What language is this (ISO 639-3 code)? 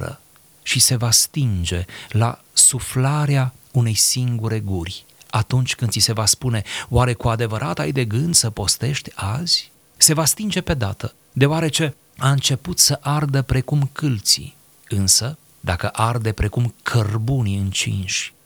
ron